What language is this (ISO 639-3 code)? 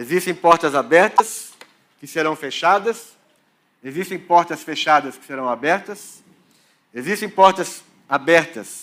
por